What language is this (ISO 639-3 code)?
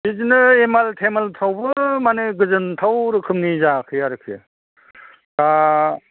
brx